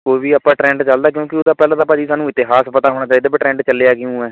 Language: Punjabi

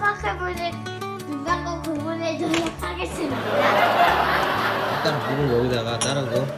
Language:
Korean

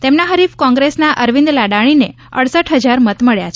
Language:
Gujarati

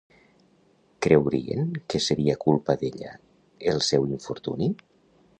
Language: Catalan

